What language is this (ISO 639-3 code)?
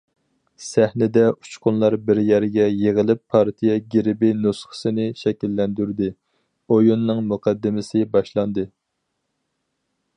uig